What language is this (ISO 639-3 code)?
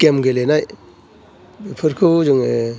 brx